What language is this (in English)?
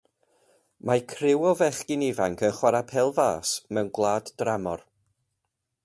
Welsh